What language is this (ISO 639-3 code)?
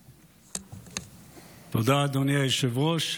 heb